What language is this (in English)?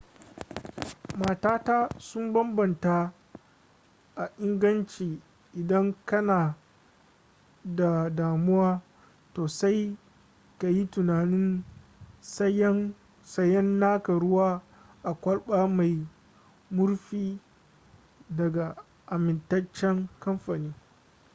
Hausa